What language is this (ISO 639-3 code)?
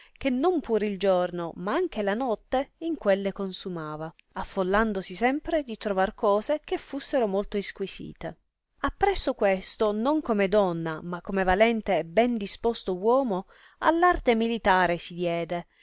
ita